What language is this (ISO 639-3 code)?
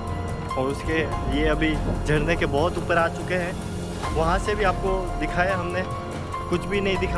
hin